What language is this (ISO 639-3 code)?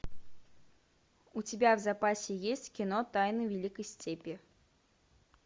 rus